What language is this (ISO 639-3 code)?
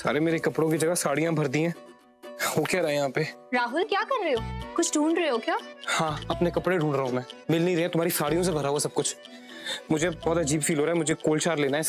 hin